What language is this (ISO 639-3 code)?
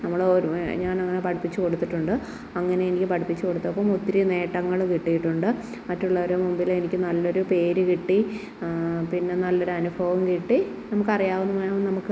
mal